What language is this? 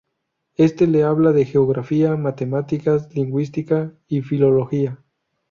Spanish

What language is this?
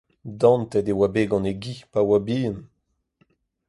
Breton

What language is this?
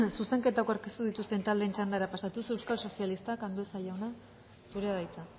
Basque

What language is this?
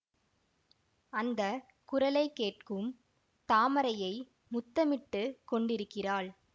Tamil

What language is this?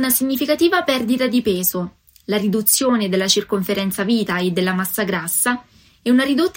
Italian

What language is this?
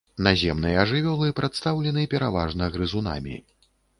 Belarusian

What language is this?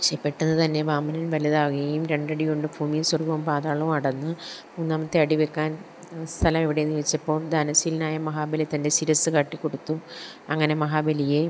Malayalam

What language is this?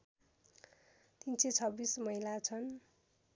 Nepali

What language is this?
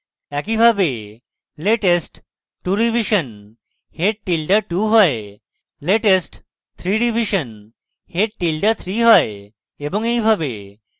Bangla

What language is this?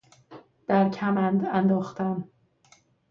Persian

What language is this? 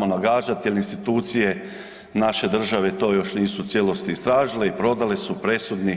Croatian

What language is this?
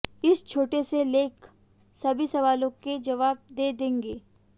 Hindi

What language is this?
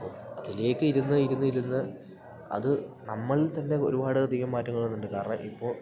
Malayalam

